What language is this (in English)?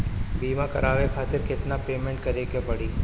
Bhojpuri